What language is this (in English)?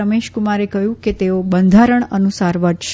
Gujarati